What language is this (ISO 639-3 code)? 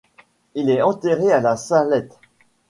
fra